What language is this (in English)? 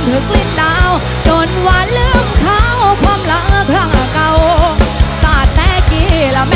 Thai